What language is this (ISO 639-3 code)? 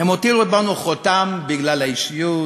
heb